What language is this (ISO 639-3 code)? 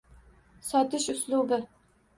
uzb